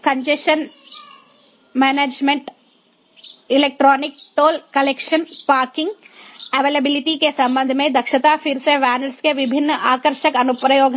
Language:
Hindi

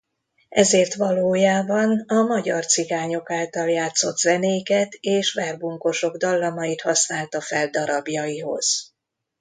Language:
Hungarian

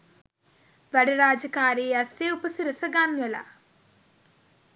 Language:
Sinhala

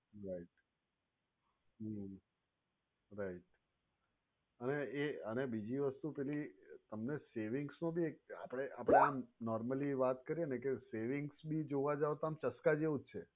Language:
Gujarati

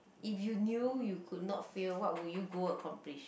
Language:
English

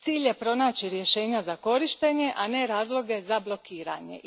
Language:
Croatian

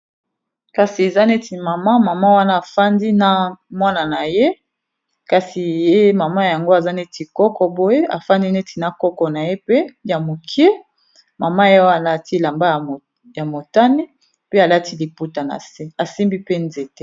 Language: Lingala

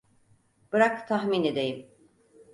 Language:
Turkish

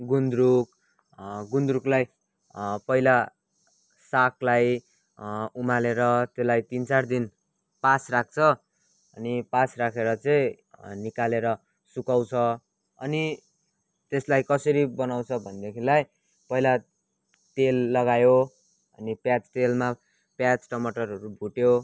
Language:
Nepali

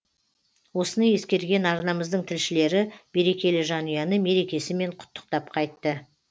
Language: Kazakh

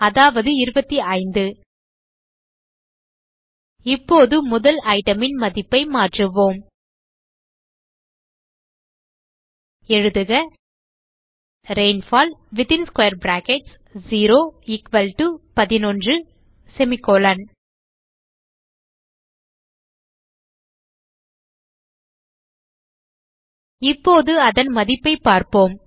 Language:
Tamil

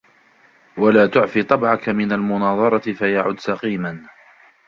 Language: Arabic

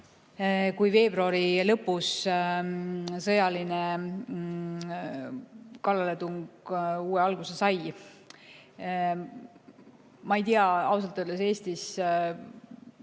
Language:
Estonian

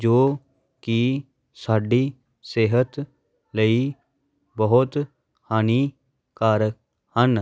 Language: Punjabi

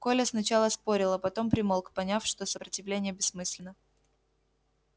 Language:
Russian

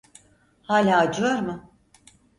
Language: Turkish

